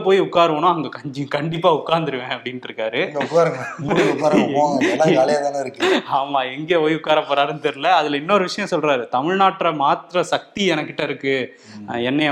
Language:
Tamil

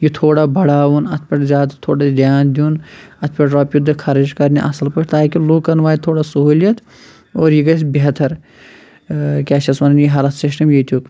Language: Kashmiri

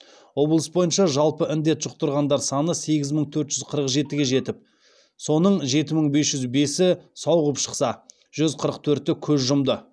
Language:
Kazakh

